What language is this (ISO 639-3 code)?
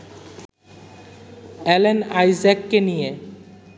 ben